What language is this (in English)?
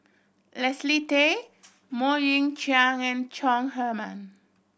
English